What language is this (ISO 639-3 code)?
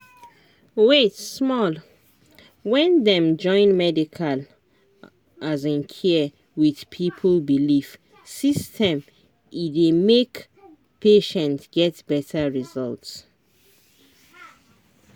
pcm